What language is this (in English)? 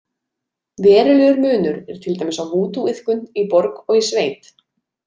Icelandic